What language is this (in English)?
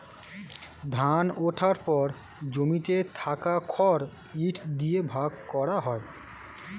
Bangla